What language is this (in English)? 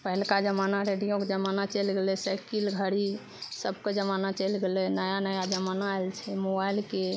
Maithili